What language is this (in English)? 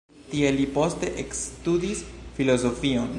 Esperanto